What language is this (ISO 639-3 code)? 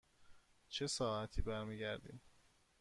fas